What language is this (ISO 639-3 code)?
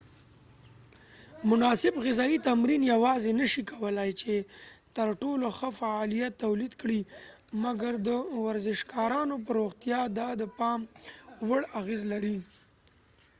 pus